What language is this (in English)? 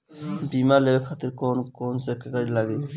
Bhojpuri